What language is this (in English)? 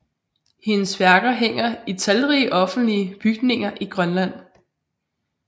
Danish